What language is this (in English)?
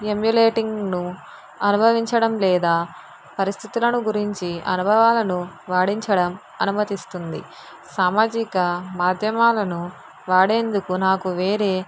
Telugu